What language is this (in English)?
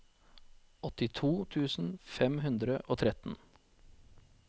Norwegian